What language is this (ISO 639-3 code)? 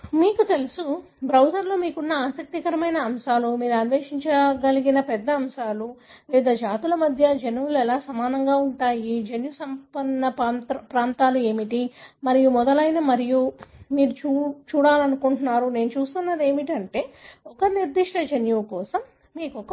tel